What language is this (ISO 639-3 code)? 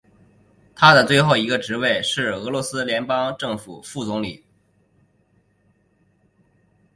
zho